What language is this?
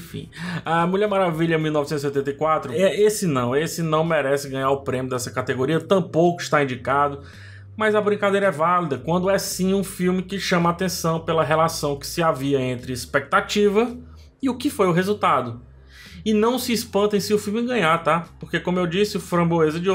Portuguese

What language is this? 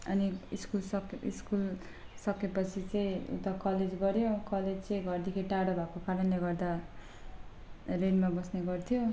Nepali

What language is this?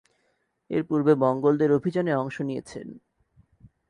Bangla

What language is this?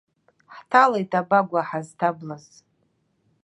Abkhazian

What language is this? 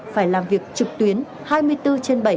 Vietnamese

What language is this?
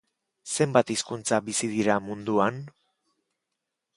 Basque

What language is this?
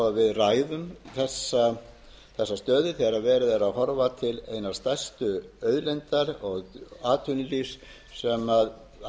Icelandic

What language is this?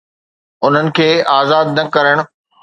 Sindhi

